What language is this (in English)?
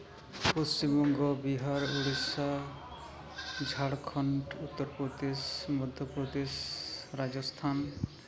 Santali